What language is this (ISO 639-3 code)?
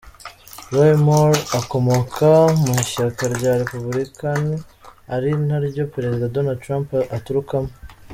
kin